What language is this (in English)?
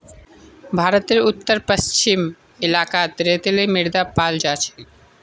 Magahi